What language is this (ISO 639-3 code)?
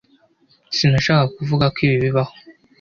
kin